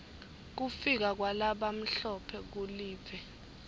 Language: Swati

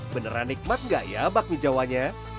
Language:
Indonesian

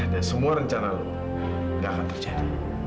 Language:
Indonesian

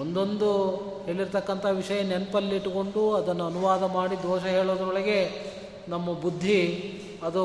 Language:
Kannada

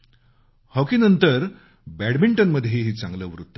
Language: Marathi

